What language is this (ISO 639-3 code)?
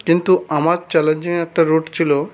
ben